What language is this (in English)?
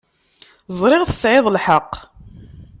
Kabyle